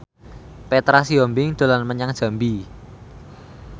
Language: Javanese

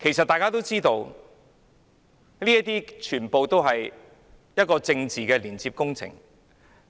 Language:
Cantonese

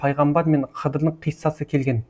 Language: Kazakh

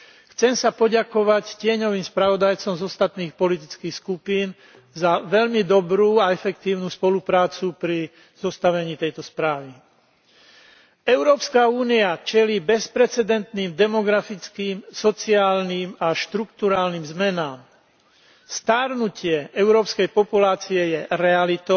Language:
Slovak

